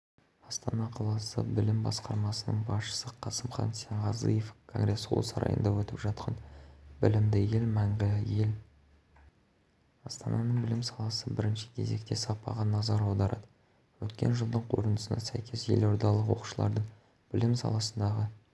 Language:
Kazakh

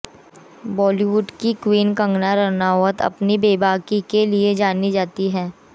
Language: Hindi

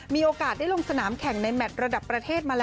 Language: Thai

